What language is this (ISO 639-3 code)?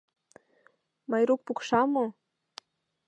chm